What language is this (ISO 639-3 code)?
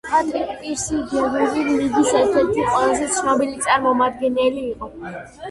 kat